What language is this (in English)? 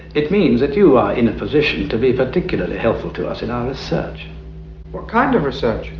English